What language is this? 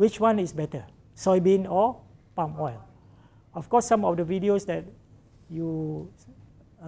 English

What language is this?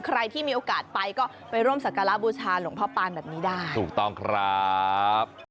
Thai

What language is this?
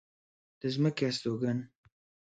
Pashto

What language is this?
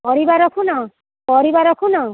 Odia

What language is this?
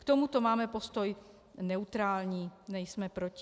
Czech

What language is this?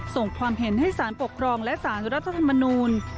Thai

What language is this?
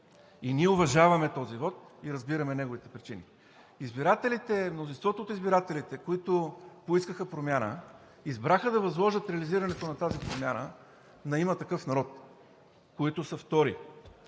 Bulgarian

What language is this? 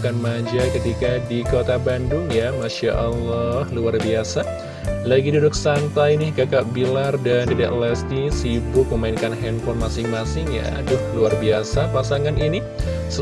Indonesian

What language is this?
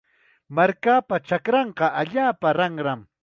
Chiquián Ancash Quechua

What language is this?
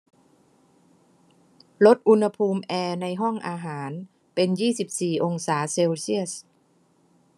Thai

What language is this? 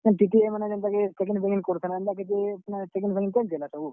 Odia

